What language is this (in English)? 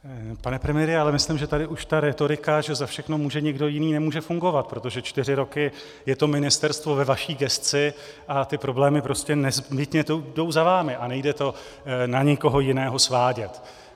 Czech